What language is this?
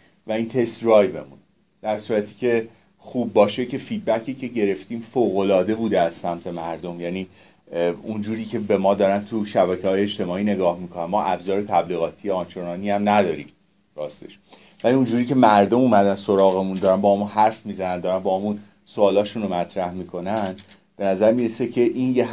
Persian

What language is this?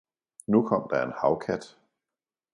Danish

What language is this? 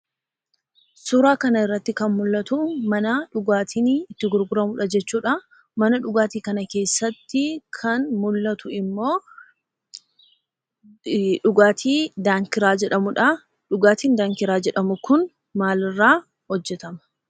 Oromo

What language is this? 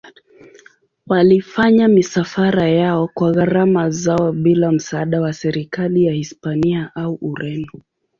Swahili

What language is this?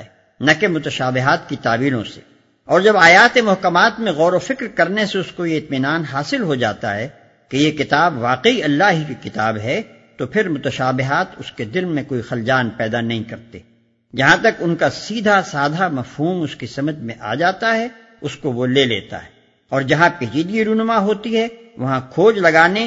Urdu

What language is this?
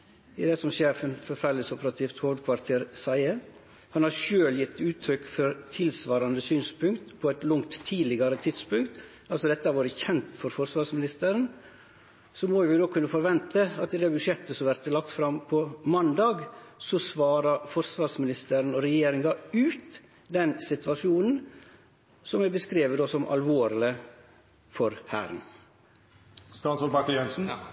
Norwegian Nynorsk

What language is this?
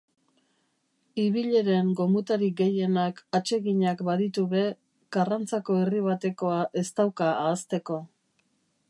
Basque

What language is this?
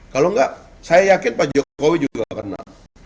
Indonesian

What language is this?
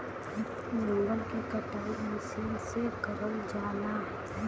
Bhojpuri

